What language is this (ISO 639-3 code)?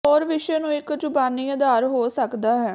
pan